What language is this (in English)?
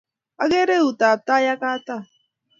Kalenjin